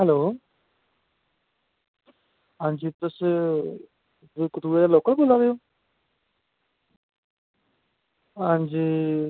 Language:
Dogri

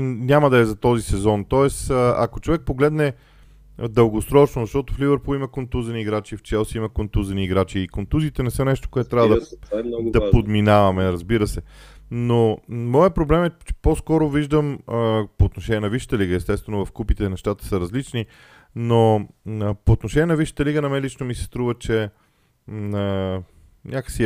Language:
Bulgarian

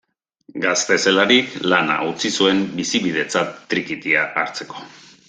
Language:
Basque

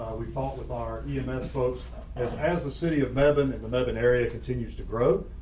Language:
English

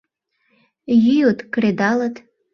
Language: Mari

